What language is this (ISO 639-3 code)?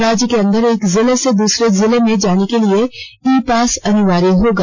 hin